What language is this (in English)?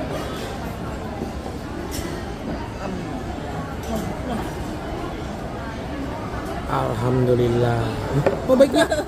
Indonesian